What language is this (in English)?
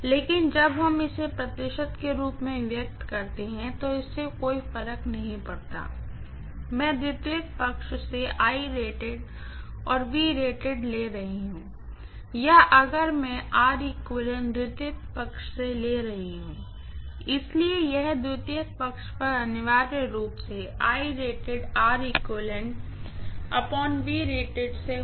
Hindi